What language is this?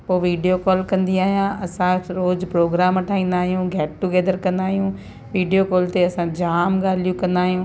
Sindhi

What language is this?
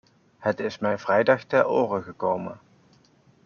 Dutch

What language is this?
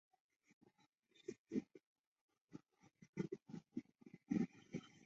Chinese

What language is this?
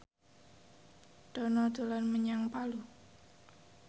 Javanese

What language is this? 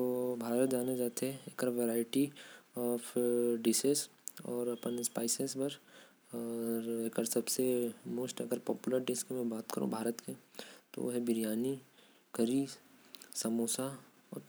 Korwa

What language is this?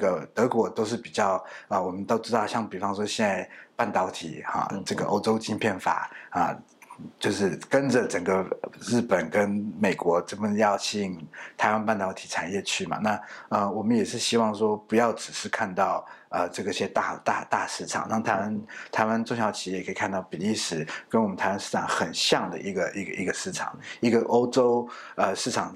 Chinese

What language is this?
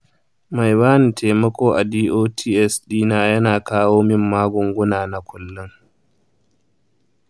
Hausa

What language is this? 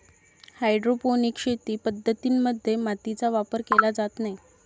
Marathi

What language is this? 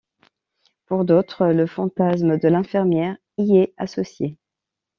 French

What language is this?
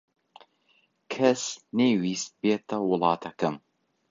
Central Kurdish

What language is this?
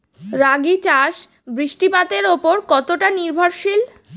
Bangla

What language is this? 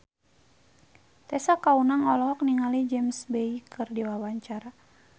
Sundanese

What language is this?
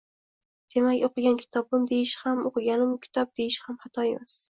Uzbek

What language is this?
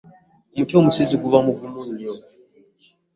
Ganda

